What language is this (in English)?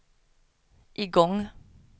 Swedish